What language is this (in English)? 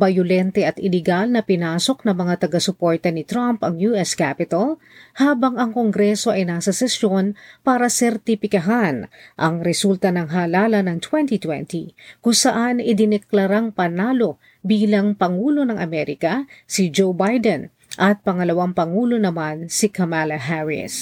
Filipino